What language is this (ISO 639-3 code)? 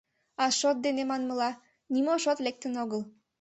chm